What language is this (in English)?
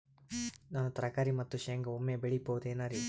Kannada